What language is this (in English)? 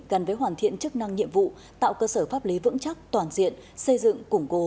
Vietnamese